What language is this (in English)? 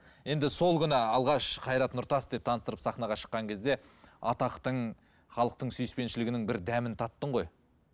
Kazakh